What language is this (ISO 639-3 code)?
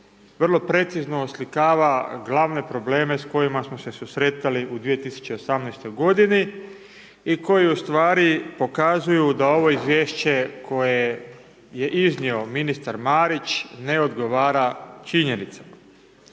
hrv